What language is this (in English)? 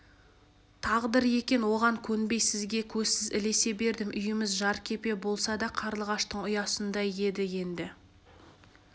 Kazakh